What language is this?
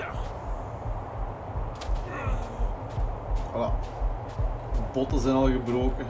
Dutch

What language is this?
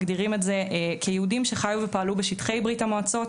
Hebrew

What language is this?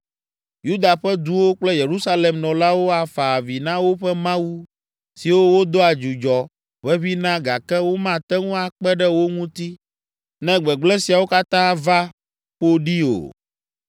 Ewe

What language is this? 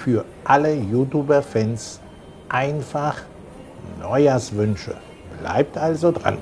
German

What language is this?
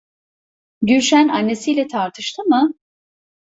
Turkish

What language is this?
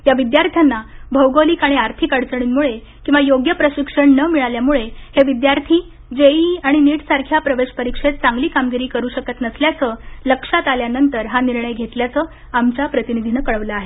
Marathi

